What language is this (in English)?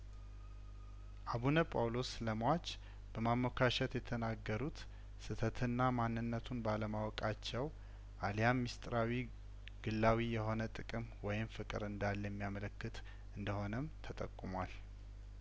Amharic